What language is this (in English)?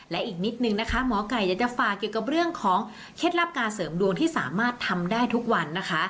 Thai